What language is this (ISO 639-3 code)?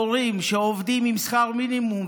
heb